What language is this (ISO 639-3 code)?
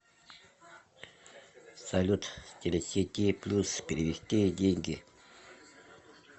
rus